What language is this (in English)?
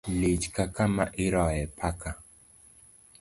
Luo (Kenya and Tanzania)